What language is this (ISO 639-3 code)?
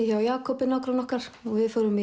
isl